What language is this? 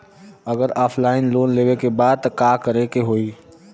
Bhojpuri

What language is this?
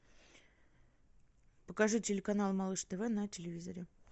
Russian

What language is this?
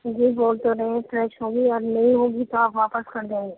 Urdu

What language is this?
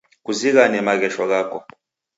Taita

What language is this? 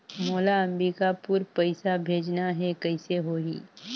Chhattisgarhi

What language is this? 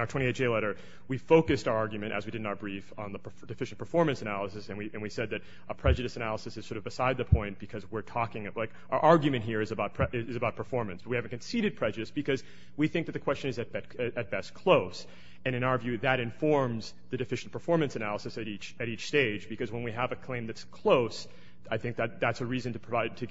English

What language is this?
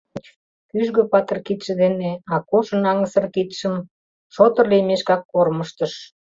Mari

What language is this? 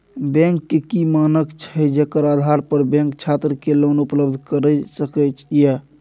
Maithili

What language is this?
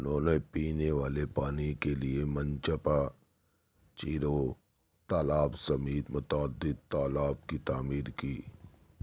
Urdu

